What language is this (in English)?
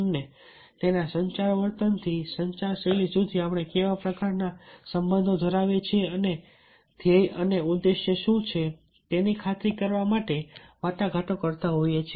Gujarati